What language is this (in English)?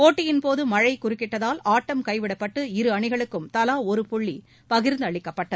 Tamil